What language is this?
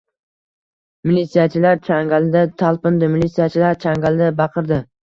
Uzbek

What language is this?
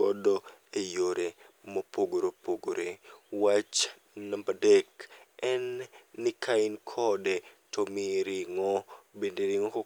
Luo (Kenya and Tanzania)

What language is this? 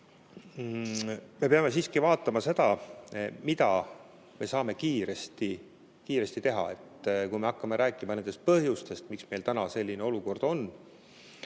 Estonian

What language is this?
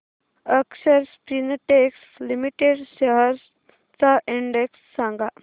Marathi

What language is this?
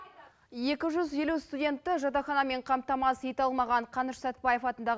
Kazakh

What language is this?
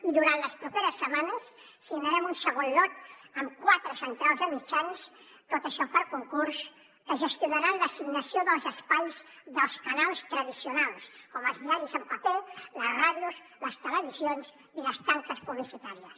Catalan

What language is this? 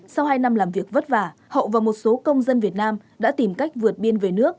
Vietnamese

